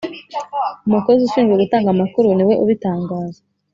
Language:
Kinyarwanda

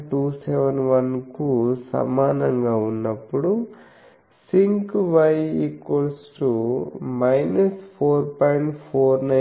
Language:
Telugu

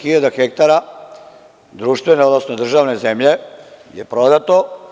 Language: Serbian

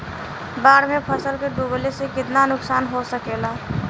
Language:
Bhojpuri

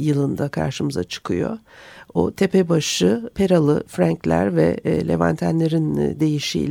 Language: Turkish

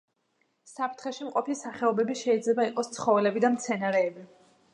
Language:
Georgian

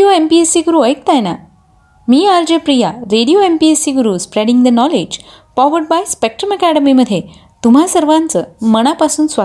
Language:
Marathi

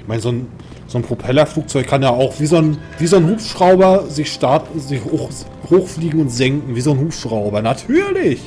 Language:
German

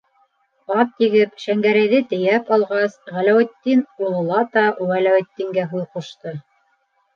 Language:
Bashkir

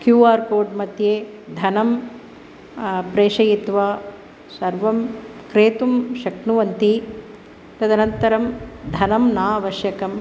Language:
Sanskrit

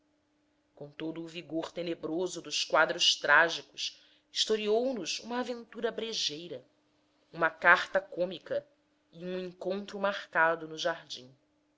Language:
Portuguese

